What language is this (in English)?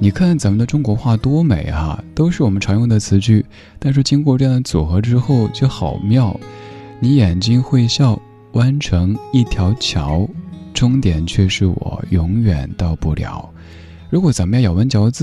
Chinese